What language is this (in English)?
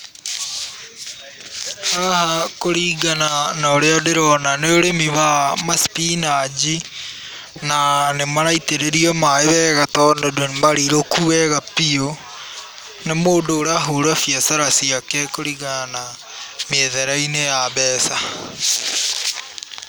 Kikuyu